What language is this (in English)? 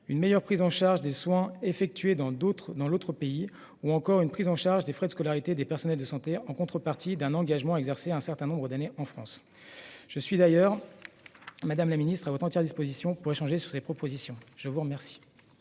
French